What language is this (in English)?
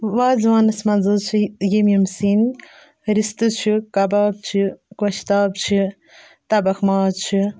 Kashmiri